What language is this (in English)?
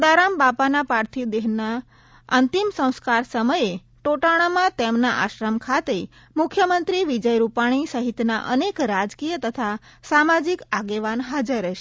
Gujarati